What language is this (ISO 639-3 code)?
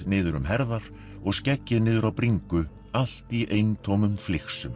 isl